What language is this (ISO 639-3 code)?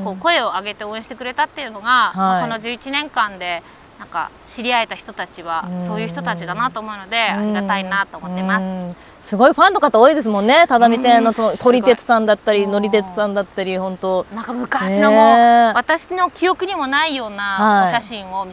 jpn